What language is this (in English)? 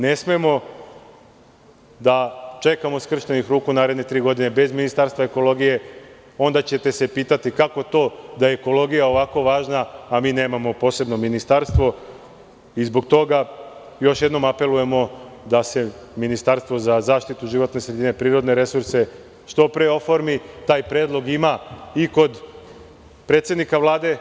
Serbian